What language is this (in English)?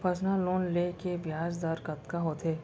Chhattisgarhi